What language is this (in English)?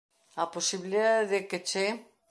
Galician